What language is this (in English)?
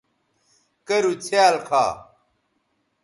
Bateri